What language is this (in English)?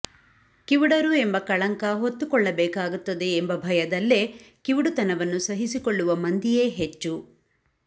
Kannada